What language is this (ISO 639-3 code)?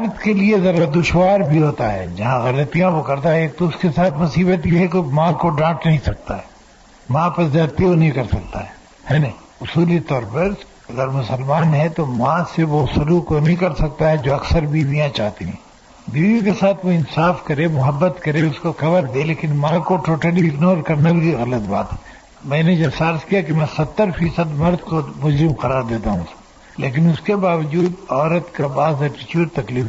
urd